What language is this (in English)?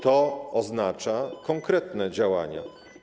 Polish